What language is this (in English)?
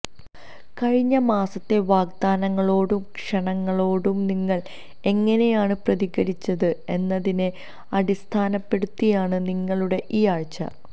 Malayalam